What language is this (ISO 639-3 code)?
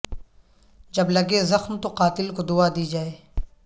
urd